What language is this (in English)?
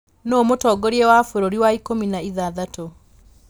Kikuyu